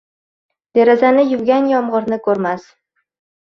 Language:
Uzbek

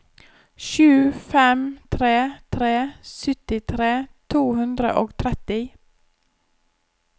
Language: Norwegian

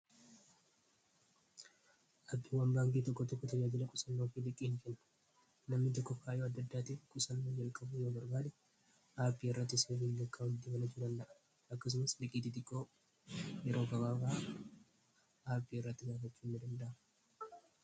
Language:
Oromo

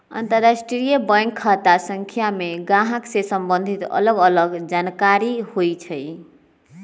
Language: Magahi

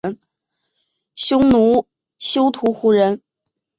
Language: Chinese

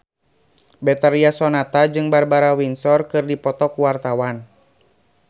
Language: Sundanese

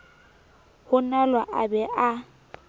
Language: Southern Sotho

